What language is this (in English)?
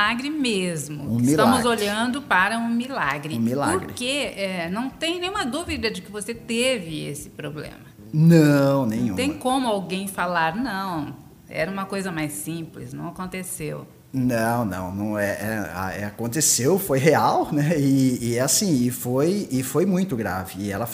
Portuguese